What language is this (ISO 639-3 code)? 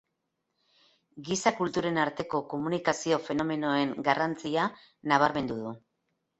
eus